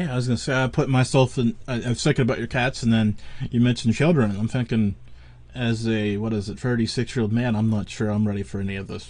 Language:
English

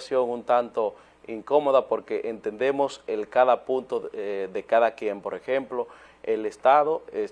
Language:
Spanish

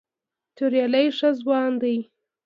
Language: Pashto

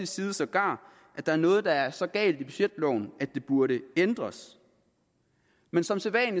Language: Danish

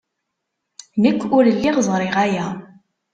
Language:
Kabyle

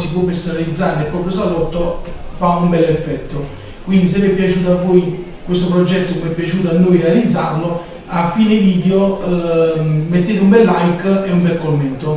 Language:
Italian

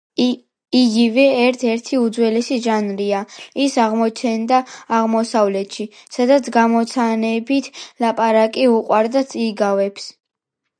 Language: Georgian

